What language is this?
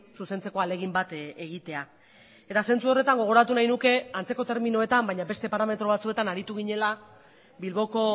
Basque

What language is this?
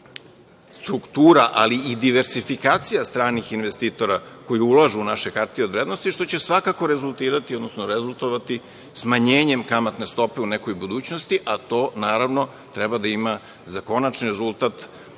Serbian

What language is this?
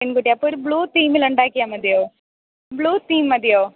Malayalam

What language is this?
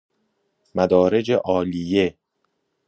Persian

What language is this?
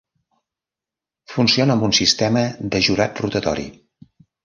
Catalan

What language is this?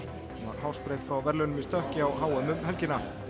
Icelandic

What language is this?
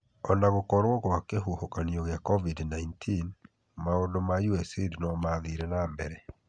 Kikuyu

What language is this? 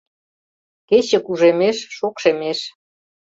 Mari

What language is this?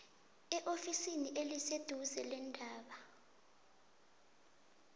South Ndebele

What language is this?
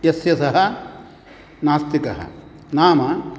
Sanskrit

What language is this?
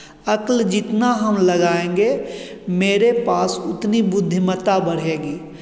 Hindi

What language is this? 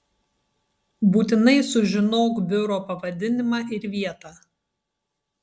Lithuanian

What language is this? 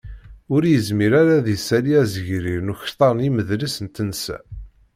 Kabyle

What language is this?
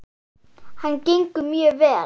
Icelandic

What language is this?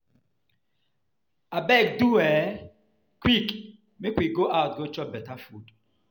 Nigerian Pidgin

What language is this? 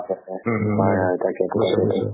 Assamese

